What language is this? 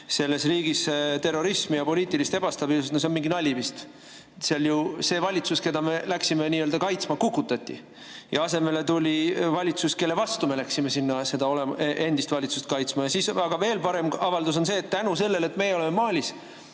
Estonian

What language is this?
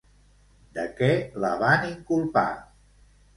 Catalan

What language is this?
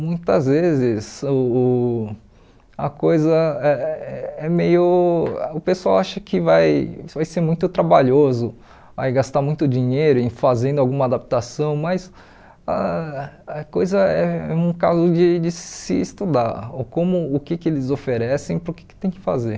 Portuguese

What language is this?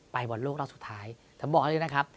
Thai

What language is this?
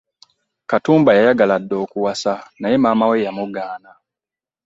Ganda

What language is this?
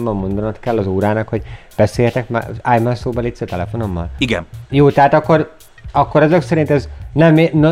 Hungarian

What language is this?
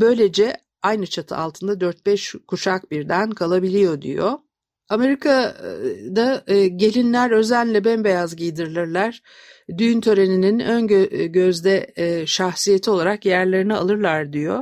Turkish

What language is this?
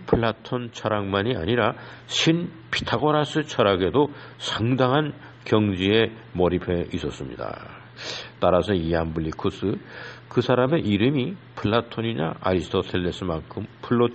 Korean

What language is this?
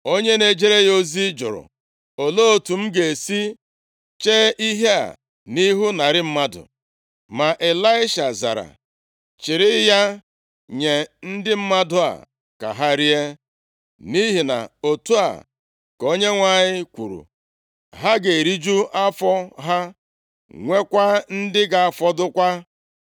Igbo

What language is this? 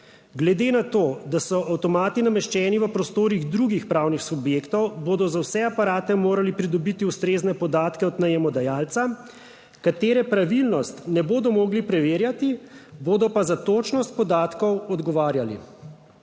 Slovenian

